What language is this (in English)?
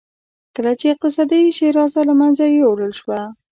Pashto